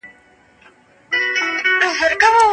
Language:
Pashto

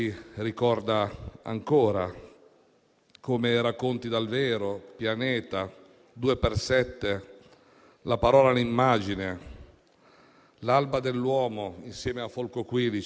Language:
Italian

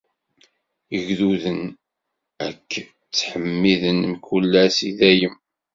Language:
Kabyle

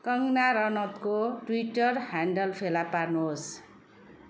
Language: Nepali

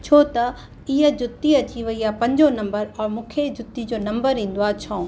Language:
Sindhi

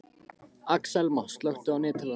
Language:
Icelandic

